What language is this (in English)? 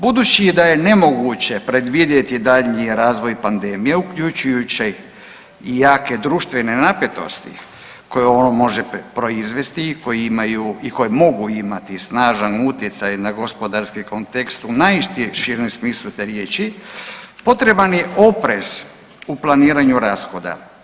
Croatian